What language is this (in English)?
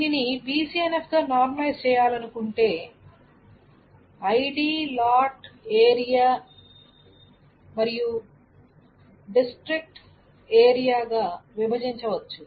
Telugu